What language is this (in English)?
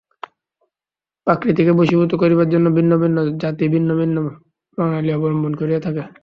Bangla